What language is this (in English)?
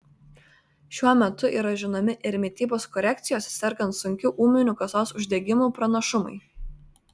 Lithuanian